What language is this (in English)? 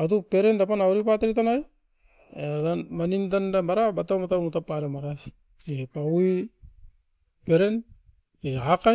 Askopan